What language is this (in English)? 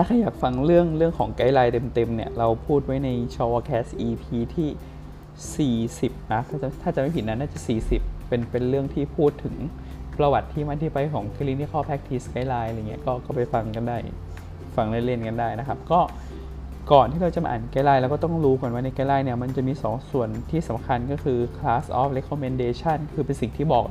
Thai